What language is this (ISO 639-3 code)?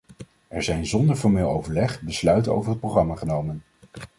nld